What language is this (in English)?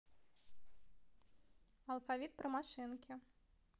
Russian